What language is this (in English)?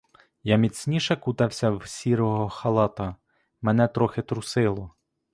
Ukrainian